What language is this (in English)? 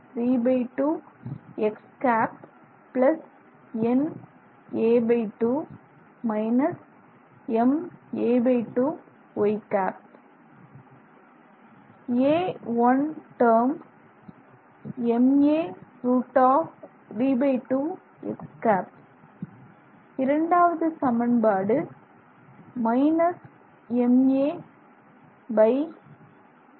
Tamil